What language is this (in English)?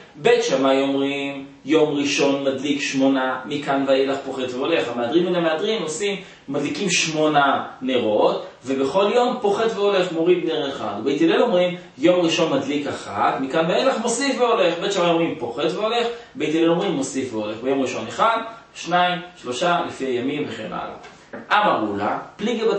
Hebrew